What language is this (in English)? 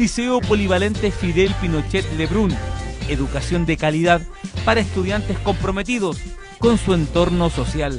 Spanish